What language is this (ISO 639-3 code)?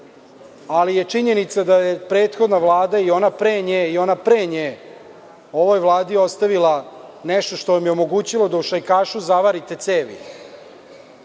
srp